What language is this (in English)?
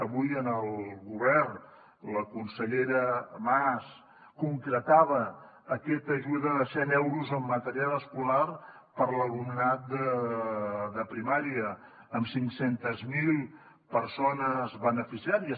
Catalan